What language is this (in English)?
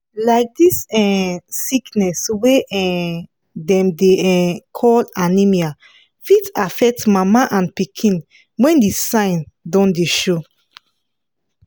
Nigerian Pidgin